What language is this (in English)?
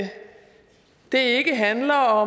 Danish